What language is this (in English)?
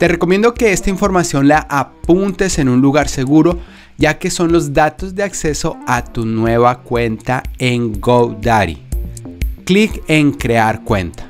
Spanish